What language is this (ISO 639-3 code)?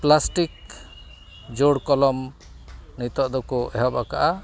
sat